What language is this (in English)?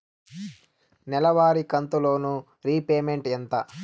Telugu